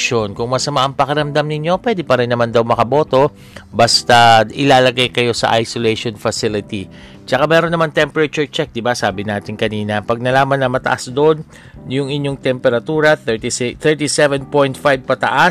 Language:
Filipino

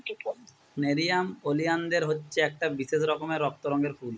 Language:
Bangla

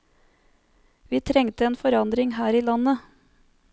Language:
Norwegian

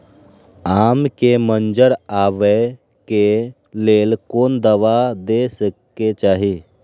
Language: Maithili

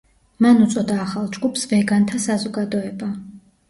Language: Georgian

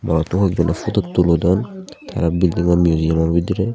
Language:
Chakma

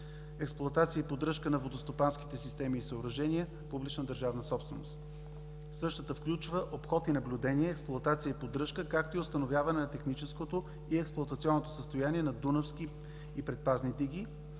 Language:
Bulgarian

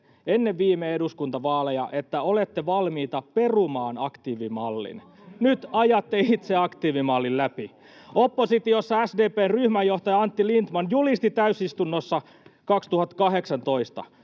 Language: Finnish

